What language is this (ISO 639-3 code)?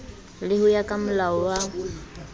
sot